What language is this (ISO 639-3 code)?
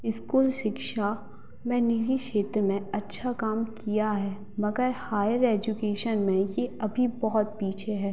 hin